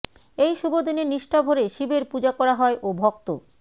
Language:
Bangla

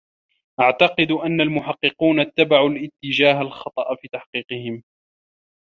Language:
Arabic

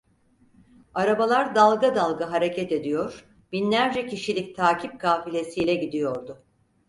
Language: Turkish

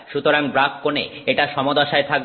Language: Bangla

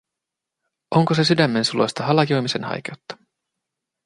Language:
Finnish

